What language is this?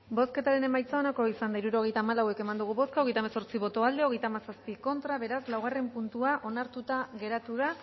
Basque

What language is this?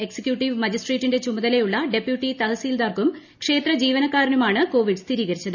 Malayalam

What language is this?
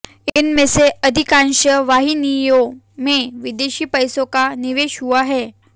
Hindi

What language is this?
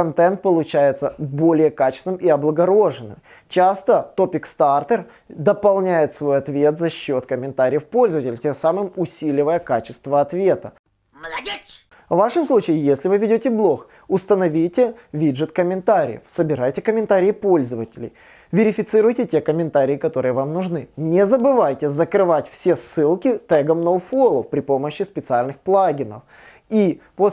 Russian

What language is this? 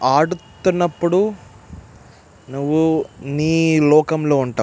Telugu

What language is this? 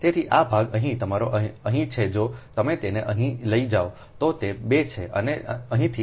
Gujarati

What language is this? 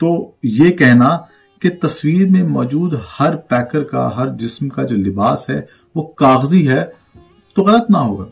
Hindi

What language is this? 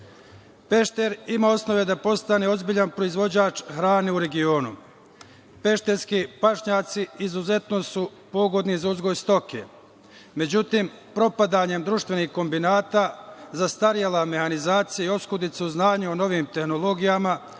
Serbian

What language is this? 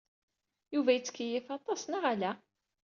Kabyle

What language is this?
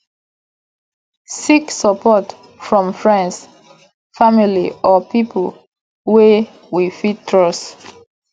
Nigerian Pidgin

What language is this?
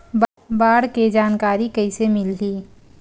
Chhattisgarhi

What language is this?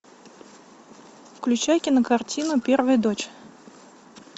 Russian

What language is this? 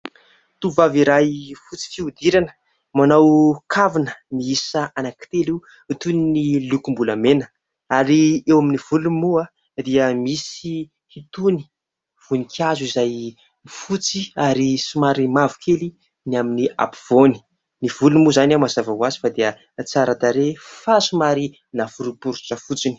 Malagasy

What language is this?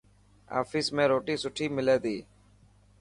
Dhatki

